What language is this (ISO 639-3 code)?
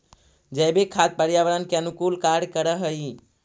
mag